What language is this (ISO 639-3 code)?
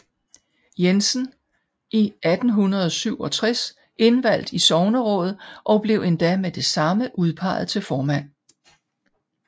dan